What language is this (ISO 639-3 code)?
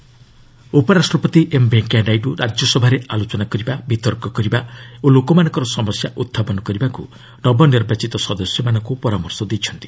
ori